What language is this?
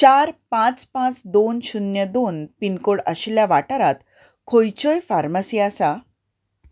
Konkani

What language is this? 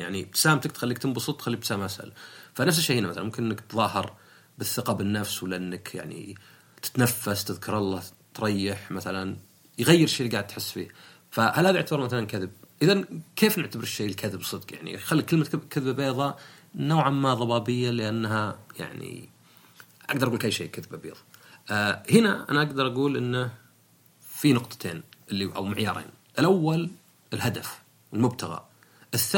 Arabic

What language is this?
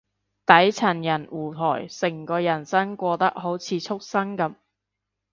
Cantonese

